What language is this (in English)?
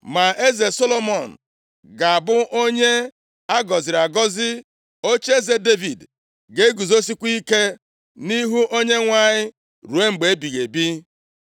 Igbo